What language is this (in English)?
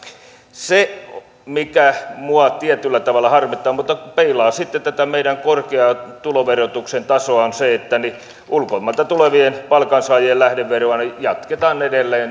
Finnish